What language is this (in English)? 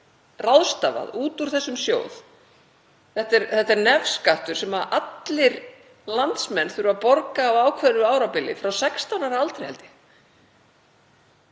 Icelandic